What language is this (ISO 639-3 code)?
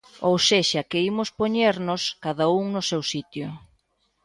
glg